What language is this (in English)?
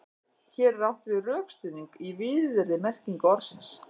Icelandic